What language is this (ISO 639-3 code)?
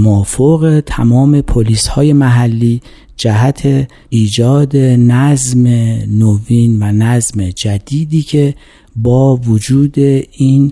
fas